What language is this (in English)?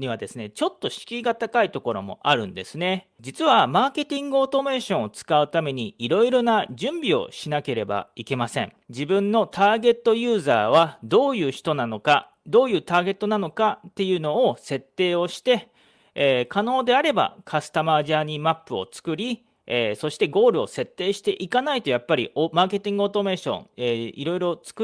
Japanese